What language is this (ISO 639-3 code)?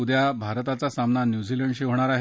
mar